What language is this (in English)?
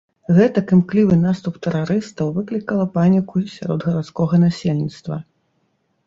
Belarusian